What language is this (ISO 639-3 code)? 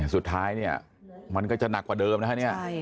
tha